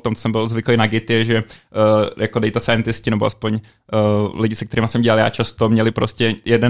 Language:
Czech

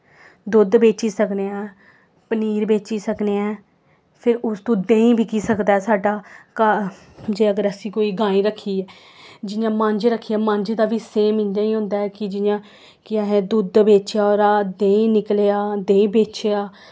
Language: Dogri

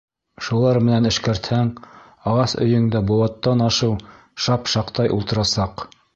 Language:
Bashkir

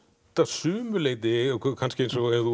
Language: Icelandic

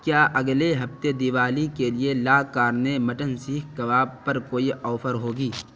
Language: Urdu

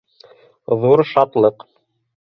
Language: Bashkir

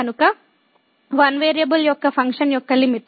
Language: Telugu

